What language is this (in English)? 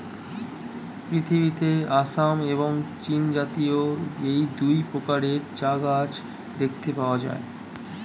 Bangla